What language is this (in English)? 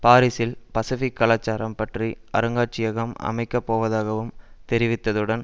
Tamil